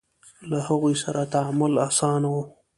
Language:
Pashto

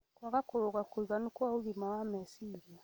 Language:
Kikuyu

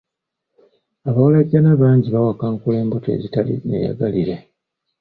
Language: Ganda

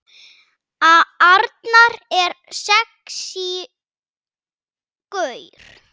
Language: Icelandic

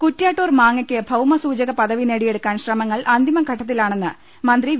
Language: Malayalam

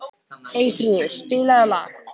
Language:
Icelandic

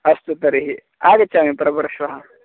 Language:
Sanskrit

